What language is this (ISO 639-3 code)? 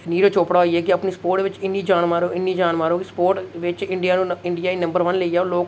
doi